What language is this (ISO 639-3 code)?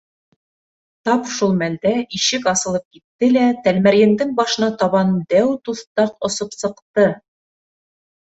bak